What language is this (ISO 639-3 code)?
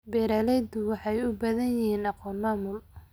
som